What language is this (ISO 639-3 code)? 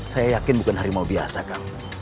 ind